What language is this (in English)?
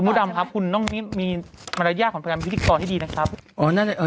Thai